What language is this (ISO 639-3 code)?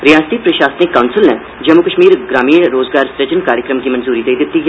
doi